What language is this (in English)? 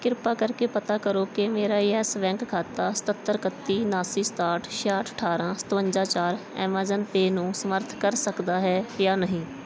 Punjabi